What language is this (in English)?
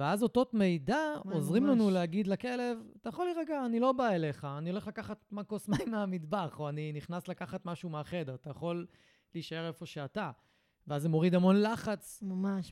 Hebrew